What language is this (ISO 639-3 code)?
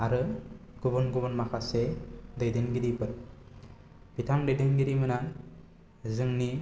brx